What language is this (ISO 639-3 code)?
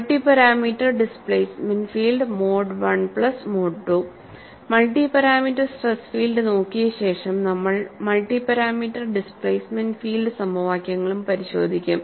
mal